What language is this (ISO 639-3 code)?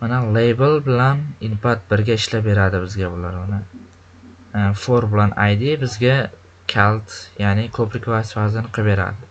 tur